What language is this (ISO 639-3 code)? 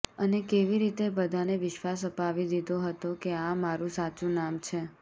guj